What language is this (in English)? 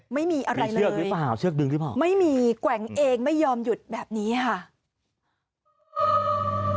Thai